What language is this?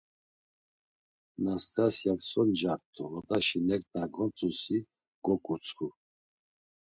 Laz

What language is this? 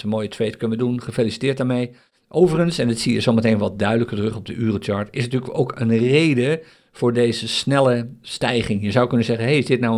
Dutch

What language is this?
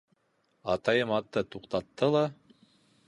Bashkir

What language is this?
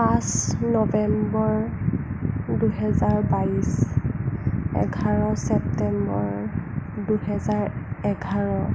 Assamese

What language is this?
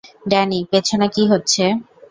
Bangla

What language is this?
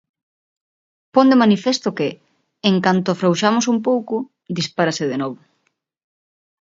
Galician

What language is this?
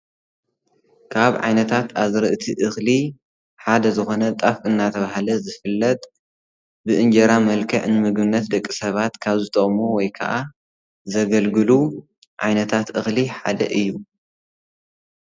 Tigrinya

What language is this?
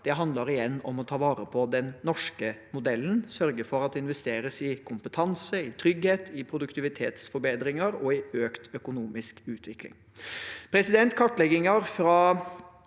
Norwegian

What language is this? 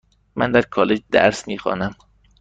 Persian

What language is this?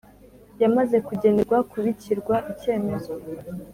Kinyarwanda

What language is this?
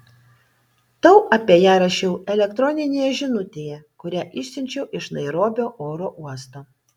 Lithuanian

